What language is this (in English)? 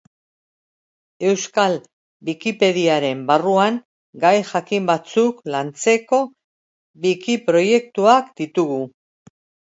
Basque